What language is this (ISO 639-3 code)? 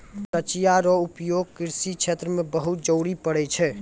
mai